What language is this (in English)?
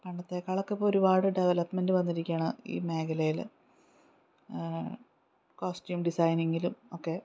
Malayalam